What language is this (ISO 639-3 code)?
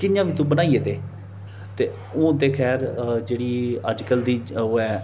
doi